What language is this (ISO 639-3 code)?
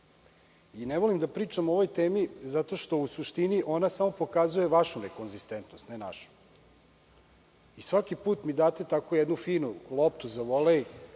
srp